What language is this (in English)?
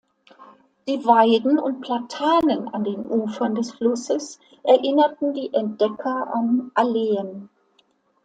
German